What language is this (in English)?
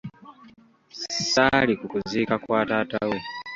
Ganda